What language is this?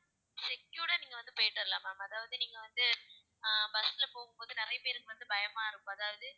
Tamil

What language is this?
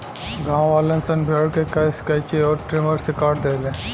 Bhojpuri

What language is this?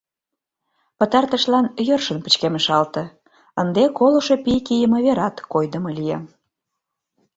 Mari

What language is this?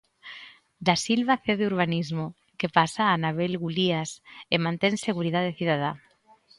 Galician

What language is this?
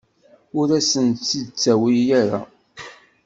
Kabyle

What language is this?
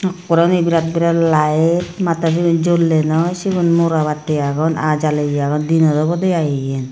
Chakma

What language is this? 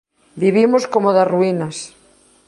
Galician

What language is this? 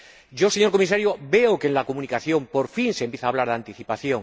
Spanish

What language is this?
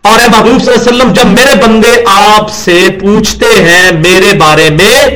Urdu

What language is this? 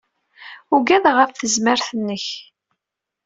Kabyle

